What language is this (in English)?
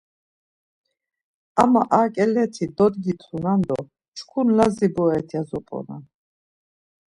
Laz